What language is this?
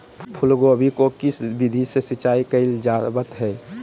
Magahi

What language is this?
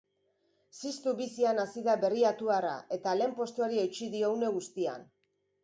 Basque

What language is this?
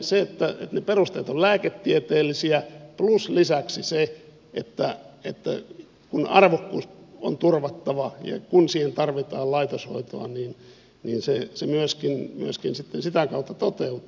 Finnish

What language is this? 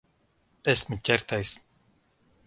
Latvian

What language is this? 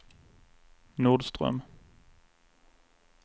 Swedish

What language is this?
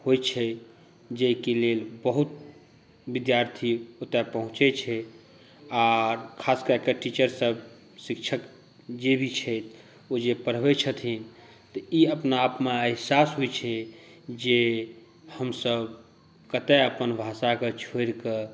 Maithili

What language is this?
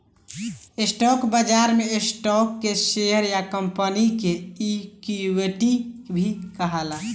Bhojpuri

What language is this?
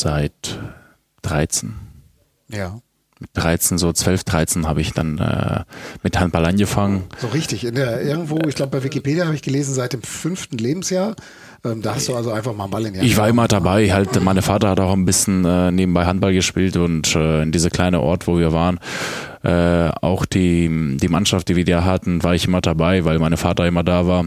German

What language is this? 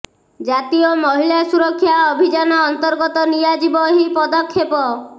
Odia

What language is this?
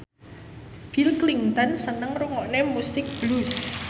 Javanese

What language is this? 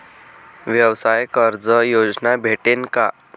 Marathi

